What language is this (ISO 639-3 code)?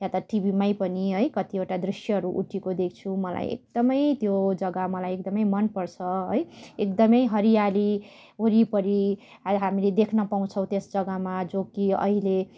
nep